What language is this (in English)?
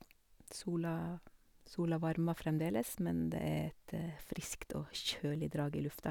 Norwegian